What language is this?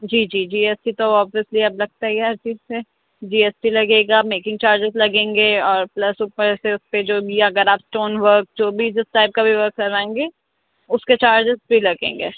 Urdu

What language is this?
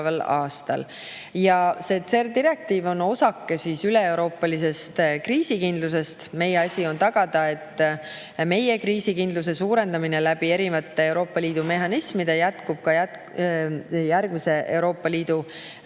Estonian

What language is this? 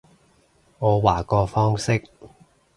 Cantonese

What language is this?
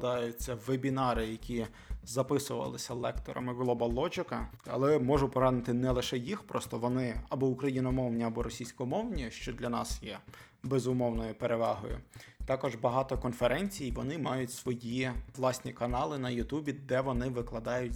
Ukrainian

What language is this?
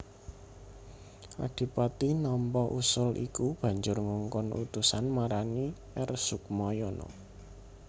Javanese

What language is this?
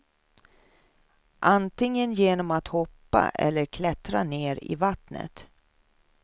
Swedish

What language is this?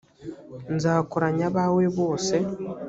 Kinyarwanda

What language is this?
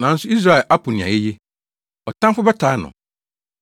Akan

